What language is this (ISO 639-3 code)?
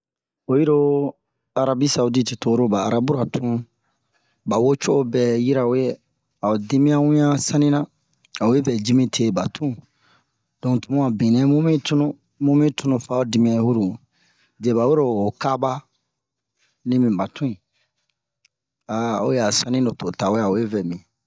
bmq